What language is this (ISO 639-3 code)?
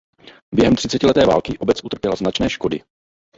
ces